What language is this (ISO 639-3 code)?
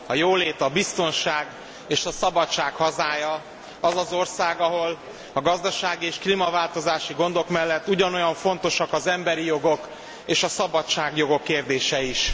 hun